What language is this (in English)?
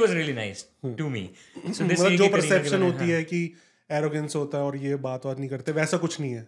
Hindi